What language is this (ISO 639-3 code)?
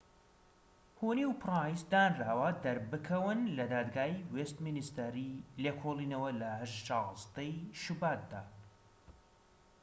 ckb